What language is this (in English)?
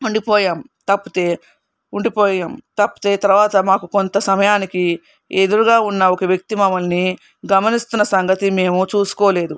Telugu